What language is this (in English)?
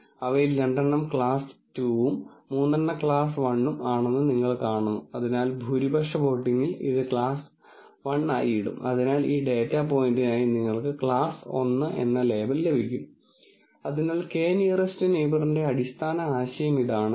Malayalam